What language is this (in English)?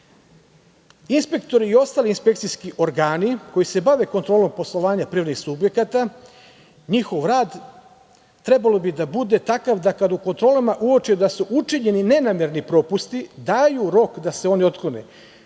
Serbian